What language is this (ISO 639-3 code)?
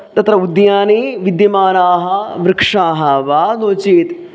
san